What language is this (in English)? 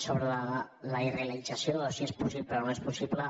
Catalan